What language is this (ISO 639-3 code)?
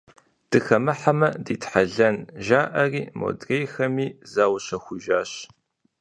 kbd